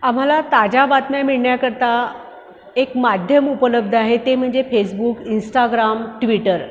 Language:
Marathi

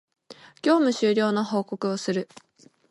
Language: Japanese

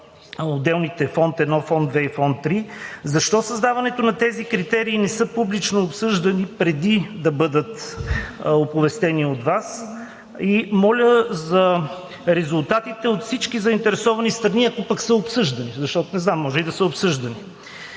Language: Bulgarian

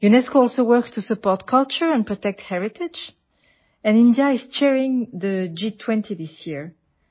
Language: Malayalam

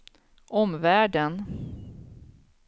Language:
Swedish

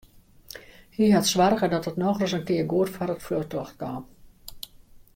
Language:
Western Frisian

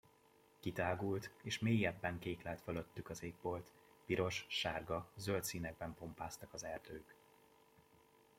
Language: Hungarian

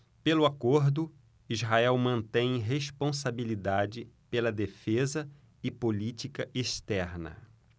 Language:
Portuguese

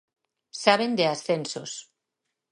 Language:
Galician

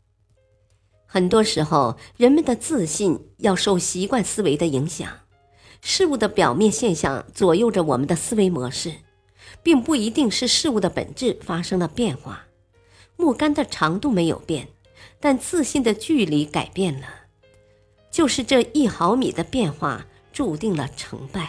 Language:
Chinese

